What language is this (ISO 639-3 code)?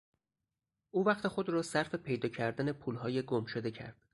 fas